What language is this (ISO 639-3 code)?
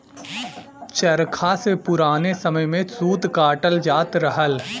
bho